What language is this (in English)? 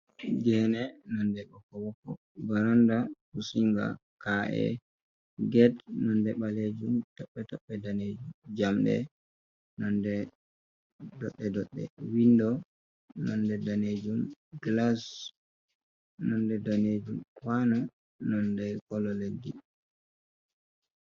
Fula